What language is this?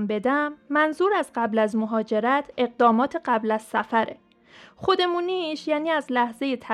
Persian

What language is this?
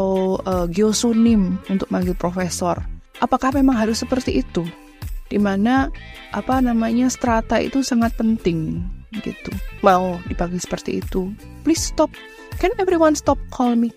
Indonesian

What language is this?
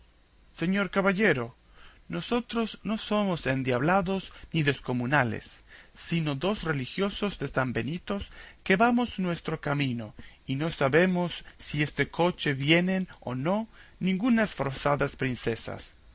Spanish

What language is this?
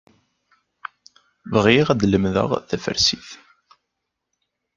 Kabyle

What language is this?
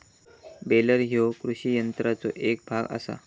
Marathi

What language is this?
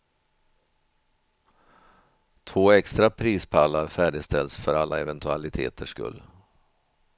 Swedish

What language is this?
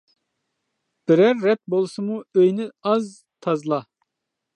Uyghur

